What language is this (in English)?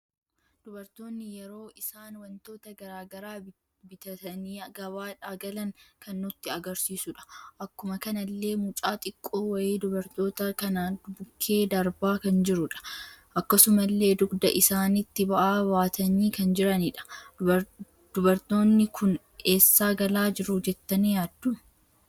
Oromo